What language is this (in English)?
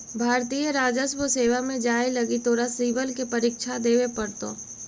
Magahi